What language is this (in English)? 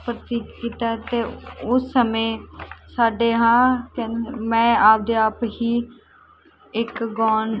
Punjabi